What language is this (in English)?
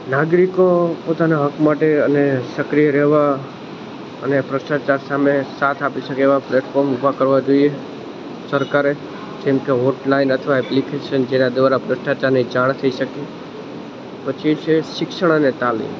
Gujarati